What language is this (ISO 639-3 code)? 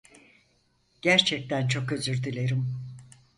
tur